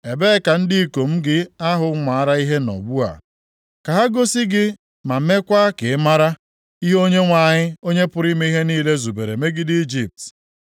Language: Igbo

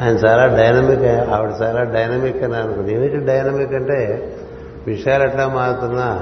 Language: Telugu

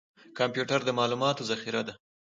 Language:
Pashto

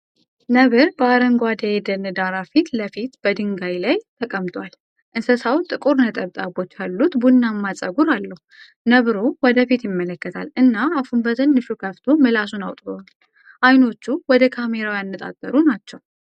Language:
Amharic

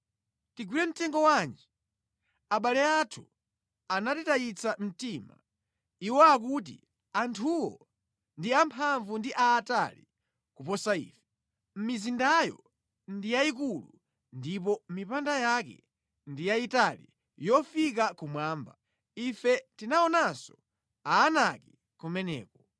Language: Nyanja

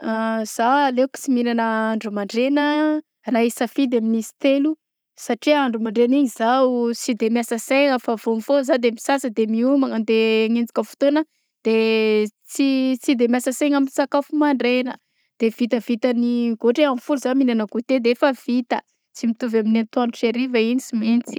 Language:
Southern Betsimisaraka Malagasy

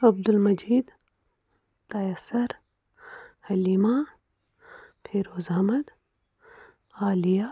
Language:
Kashmiri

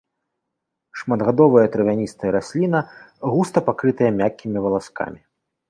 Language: Belarusian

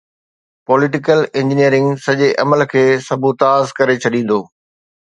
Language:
Sindhi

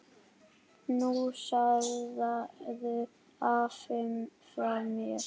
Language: Icelandic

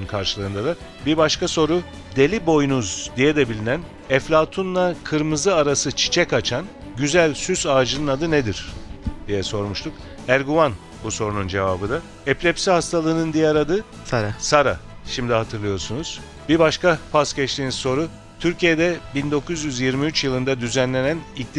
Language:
Turkish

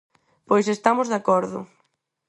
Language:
Galician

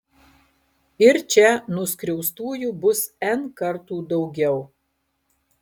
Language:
Lithuanian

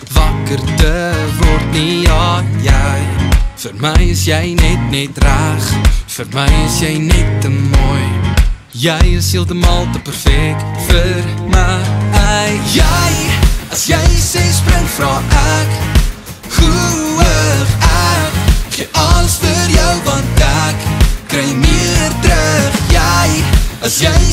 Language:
Dutch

